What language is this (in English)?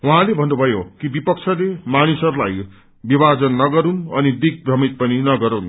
Nepali